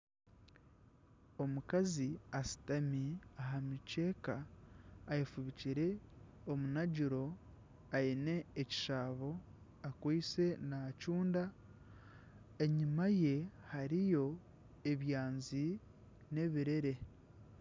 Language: Nyankole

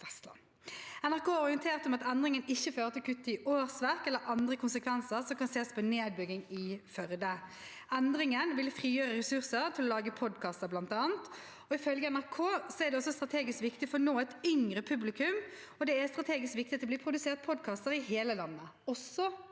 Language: Norwegian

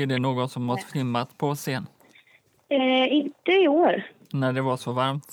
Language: Swedish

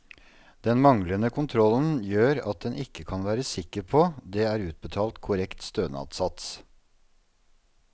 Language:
Norwegian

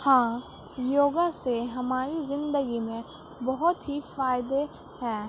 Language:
Urdu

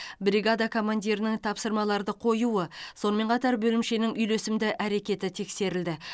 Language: Kazakh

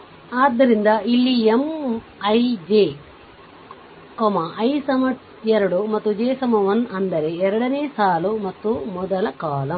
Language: Kannada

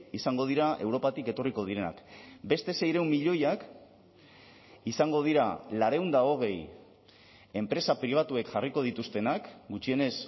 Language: Basque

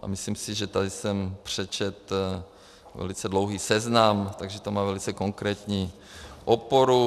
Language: Czech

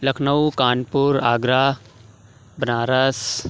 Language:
Urdu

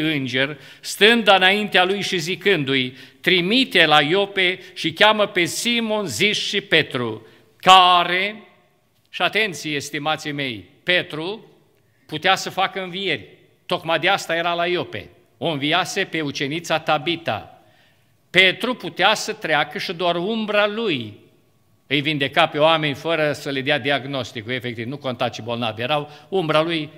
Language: Romanian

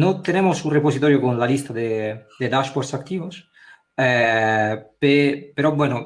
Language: Spanish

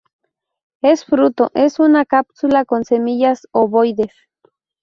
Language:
Spanish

